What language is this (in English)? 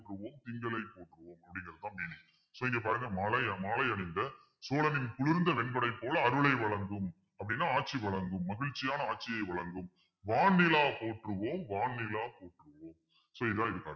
Tamil